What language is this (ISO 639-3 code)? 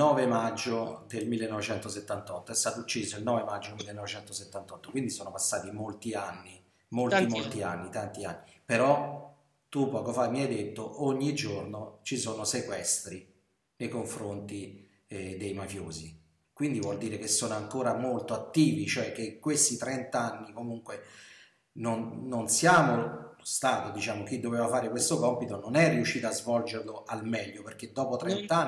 ita